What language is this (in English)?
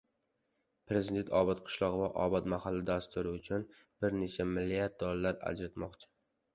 Uzbek